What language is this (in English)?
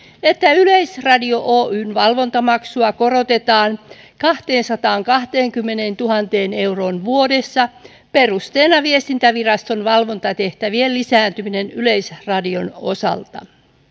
Finnish